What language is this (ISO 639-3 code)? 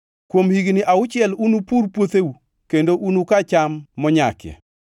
luo